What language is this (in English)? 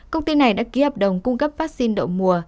Vietnamese